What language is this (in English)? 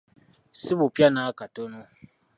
Ganda